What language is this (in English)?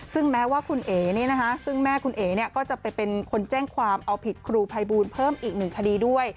Thai